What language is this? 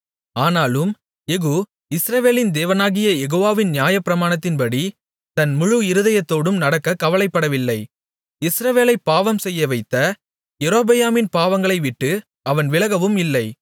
Tamil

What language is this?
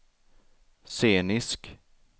Swedish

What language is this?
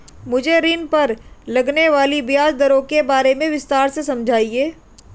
Hindi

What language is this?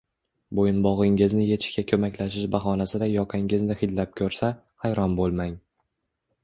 Uzbek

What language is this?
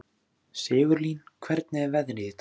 Icelandic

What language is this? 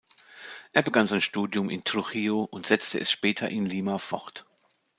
German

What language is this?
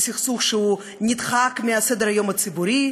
Hebrew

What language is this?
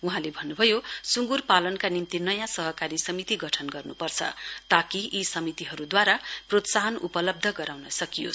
Nepali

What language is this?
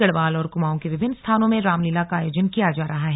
Hindi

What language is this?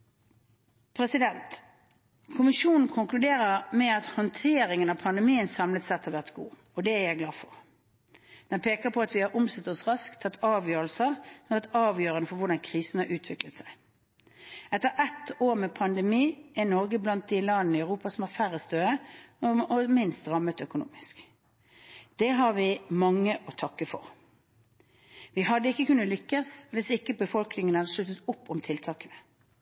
Norwegian Bokmål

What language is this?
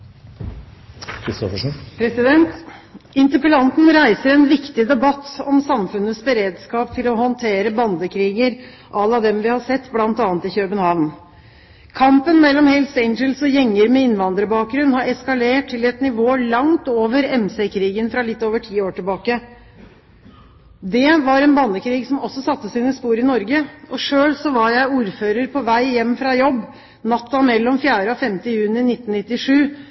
Norwegian Bokmål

